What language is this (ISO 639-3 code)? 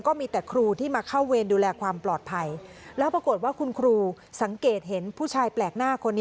tha